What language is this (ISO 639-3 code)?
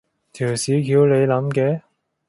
yue